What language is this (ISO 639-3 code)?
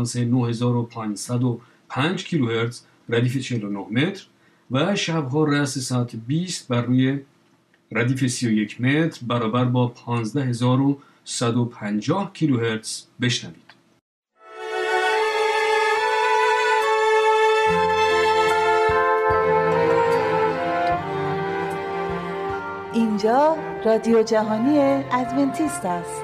fas